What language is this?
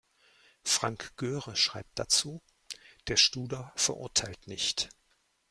German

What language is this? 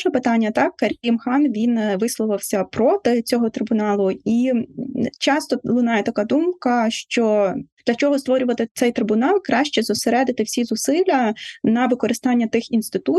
Ukrainian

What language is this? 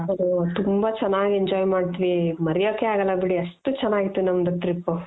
Kannada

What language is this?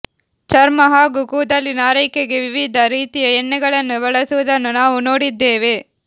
Kannada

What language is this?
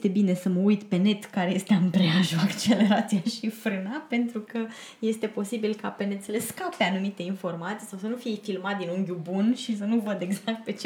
Romanian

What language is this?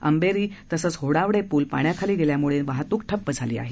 Marathi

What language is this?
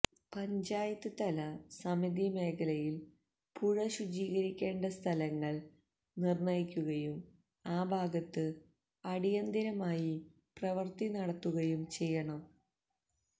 Malayalam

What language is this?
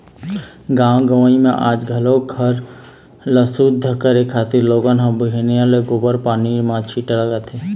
Chhattisgarhi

